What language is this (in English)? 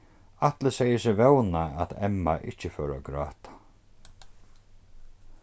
Faroese